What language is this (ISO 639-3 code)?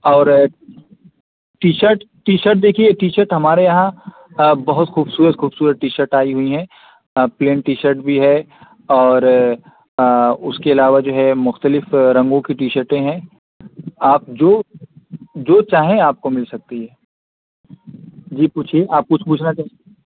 urd